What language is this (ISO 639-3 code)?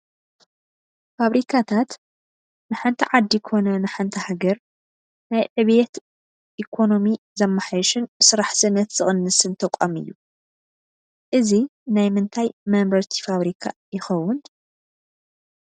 tir